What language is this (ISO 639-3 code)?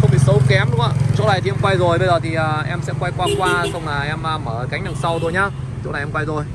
vie